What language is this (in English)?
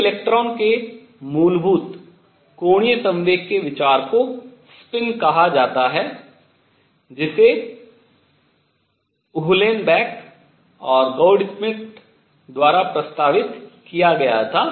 Hindi